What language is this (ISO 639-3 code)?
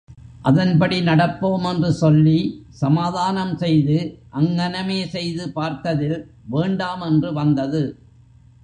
tam